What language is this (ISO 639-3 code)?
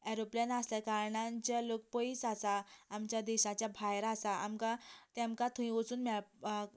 kok